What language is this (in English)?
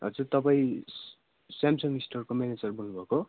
Nepali